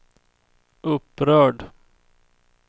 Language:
Swedish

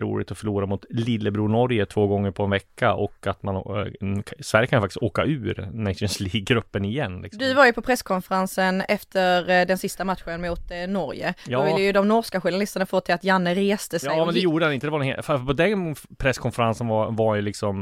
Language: Swedish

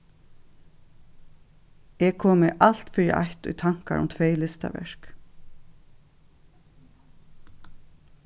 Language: Faroese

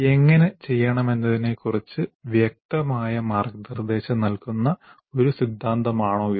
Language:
Malayalam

